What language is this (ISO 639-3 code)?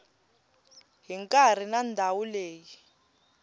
tso